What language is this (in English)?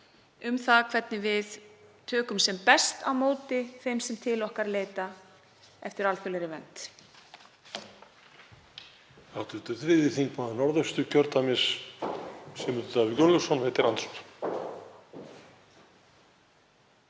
Icelandic